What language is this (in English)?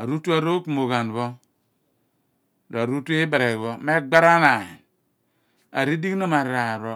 Abua